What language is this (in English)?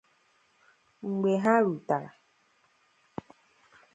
Igbo